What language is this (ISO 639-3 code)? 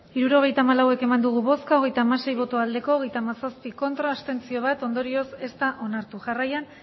eus